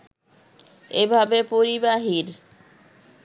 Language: Bangla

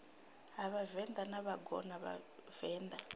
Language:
Venda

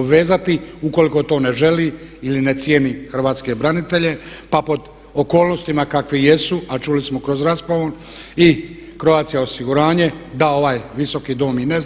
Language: Croatian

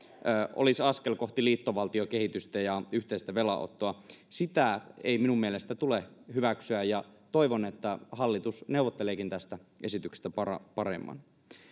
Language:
Finnish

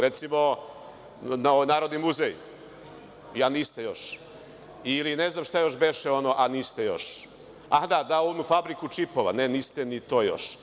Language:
Serbian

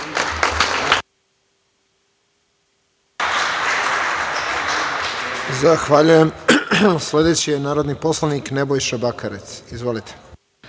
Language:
Serbian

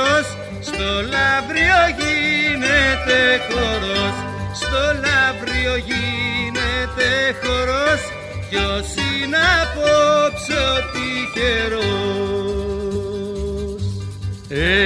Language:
Greek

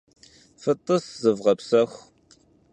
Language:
Kabardian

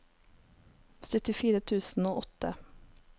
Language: Norwegian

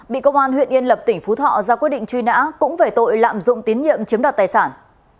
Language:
Vietnamese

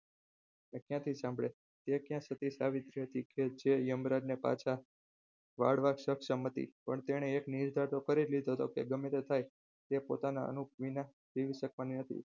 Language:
Gujarati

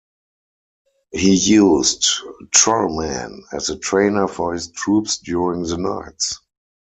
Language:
English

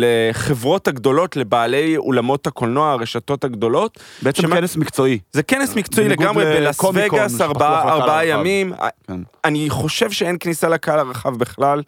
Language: Hebrew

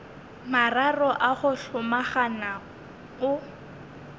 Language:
Northern Sotho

